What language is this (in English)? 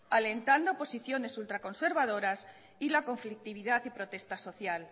Spanish